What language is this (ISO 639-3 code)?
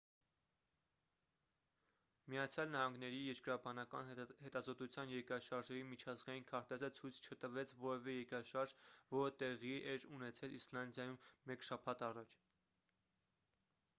hye